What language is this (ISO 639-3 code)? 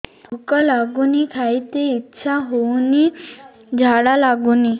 ori